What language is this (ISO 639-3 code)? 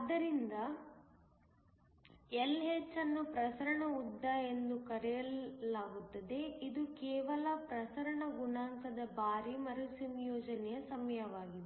kan